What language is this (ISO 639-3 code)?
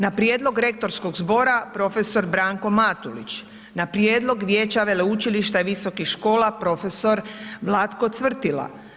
hrv